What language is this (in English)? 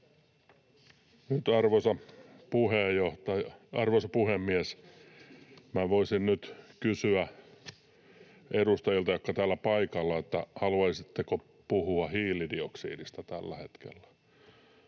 Finnish